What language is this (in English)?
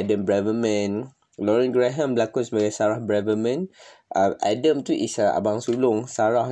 Malay